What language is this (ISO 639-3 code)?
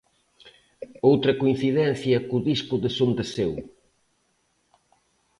glg